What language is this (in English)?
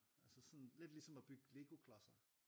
Danish